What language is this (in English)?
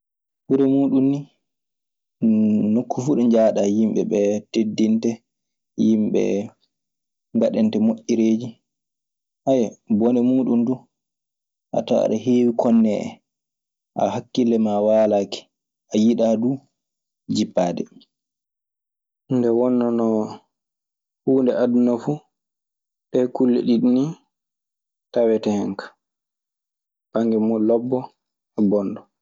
Maasina Fulfulde